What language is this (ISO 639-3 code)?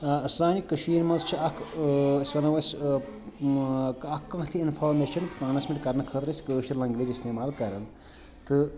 kas